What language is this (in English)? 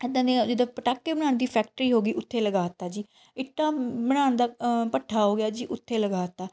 Punjabi